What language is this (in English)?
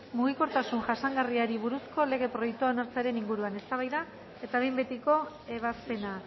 Basque